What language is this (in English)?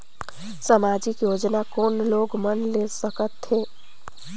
Chhattisgarhi